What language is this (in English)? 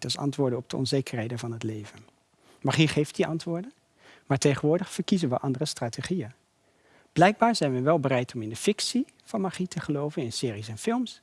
Dutch